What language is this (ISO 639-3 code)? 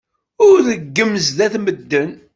kab